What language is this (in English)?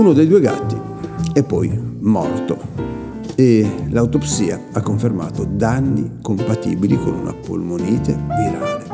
Italian